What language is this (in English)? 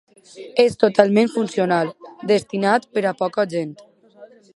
Catalan